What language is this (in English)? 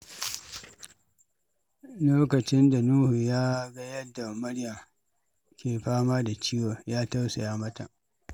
Hausa